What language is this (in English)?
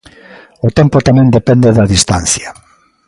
Galician